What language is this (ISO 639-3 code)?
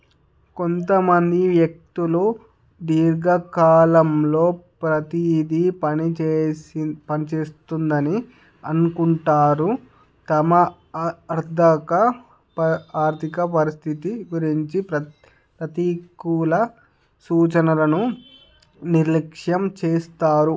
tel